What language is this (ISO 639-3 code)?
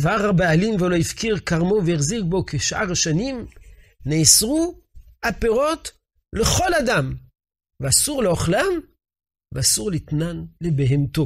heb